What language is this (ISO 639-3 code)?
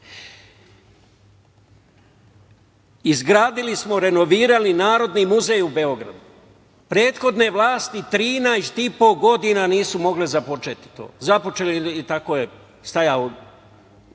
srp